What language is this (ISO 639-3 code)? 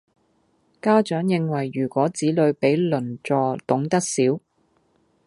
yue